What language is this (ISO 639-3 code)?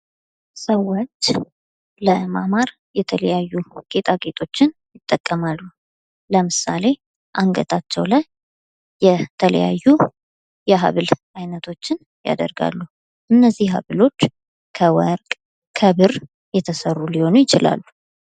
amh